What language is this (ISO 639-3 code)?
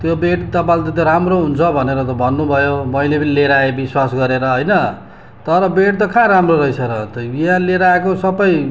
nep